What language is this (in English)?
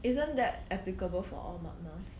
English